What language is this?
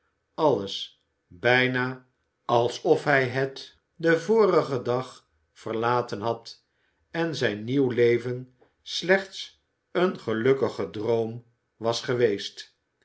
Dutch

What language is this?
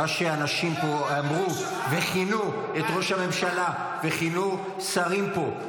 Hebrew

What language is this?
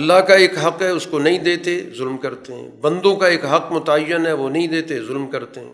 Urdu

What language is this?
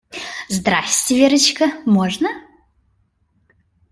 Russian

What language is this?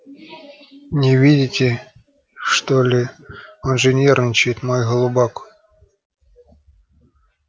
Russian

